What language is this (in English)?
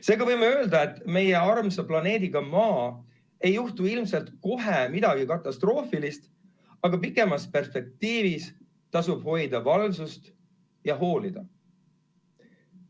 Estonian